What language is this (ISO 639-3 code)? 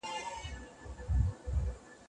pus